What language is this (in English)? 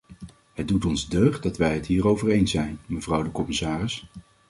Dutch